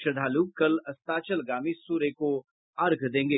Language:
Hindi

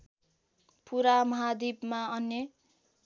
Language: Nepali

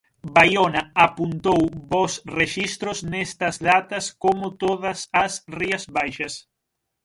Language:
Galician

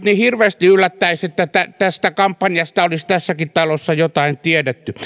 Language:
Finnish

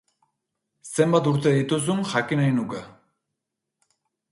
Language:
Basque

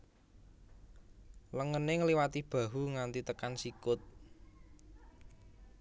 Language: Javanese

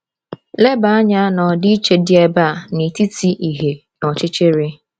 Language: Igbo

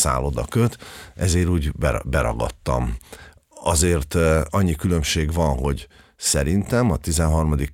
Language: Hungarian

